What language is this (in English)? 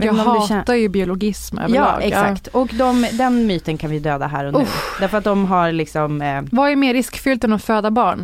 Swedish